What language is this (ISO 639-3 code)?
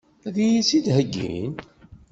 kab